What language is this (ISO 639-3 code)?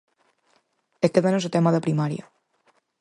glg